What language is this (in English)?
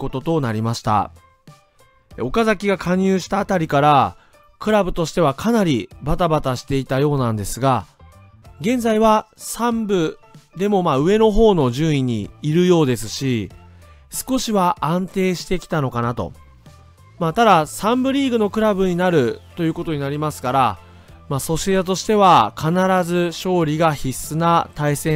Japanese